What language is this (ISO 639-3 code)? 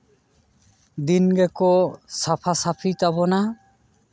sat